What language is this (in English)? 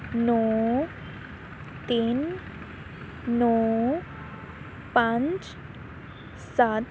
Punjabi